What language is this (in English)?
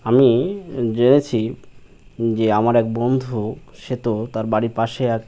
Bangla